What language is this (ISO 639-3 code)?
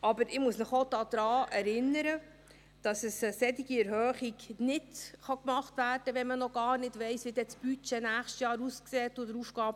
gsw